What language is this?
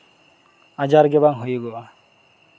Santali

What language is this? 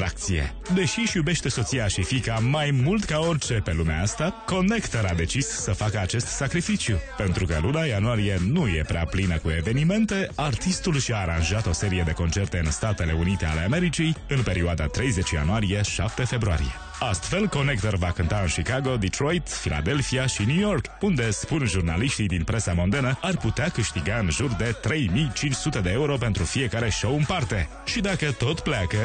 Romanian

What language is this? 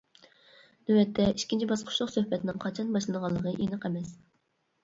Uyghur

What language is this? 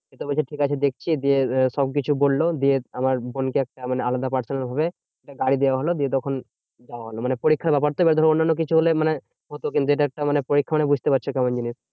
Bangla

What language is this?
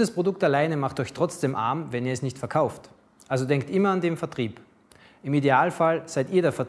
German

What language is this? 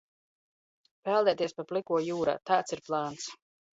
Latvian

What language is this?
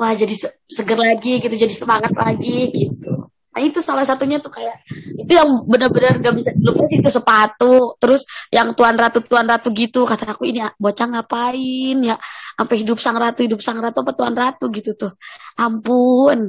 Indonesian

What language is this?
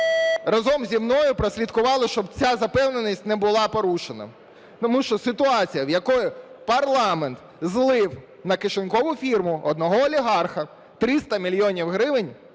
Ukrainian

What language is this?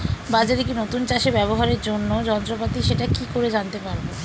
Bangla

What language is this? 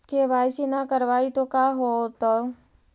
Magahi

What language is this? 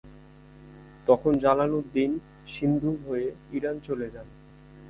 Bangla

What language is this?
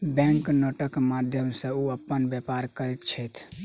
Maithili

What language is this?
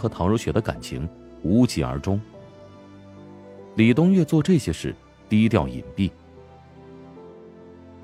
Chinese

